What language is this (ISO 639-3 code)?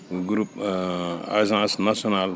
wol